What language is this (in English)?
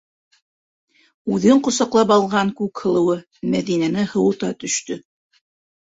Bashkir